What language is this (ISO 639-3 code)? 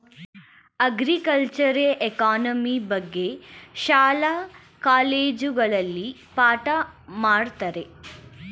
kan